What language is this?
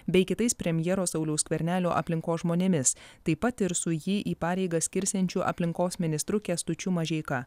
Lithuanian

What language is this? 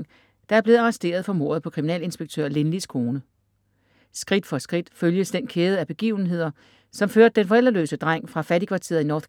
Danish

